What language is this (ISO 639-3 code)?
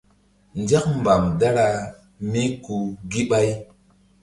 mdd